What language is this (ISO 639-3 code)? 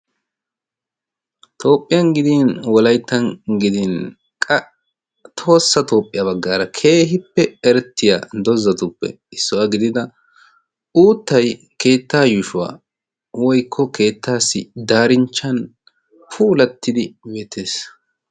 wal